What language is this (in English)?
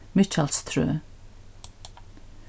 Faroese